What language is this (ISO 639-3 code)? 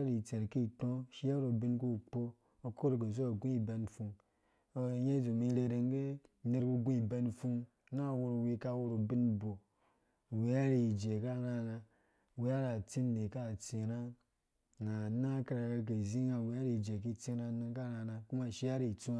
ldb